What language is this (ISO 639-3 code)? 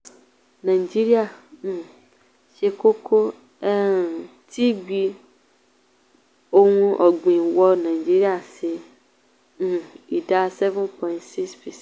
yor